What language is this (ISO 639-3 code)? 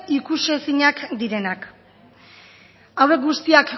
eus